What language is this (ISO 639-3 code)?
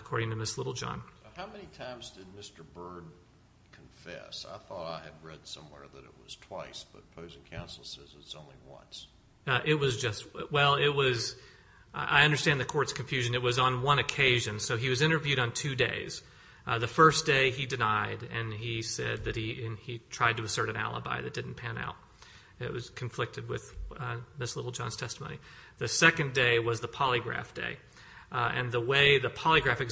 eng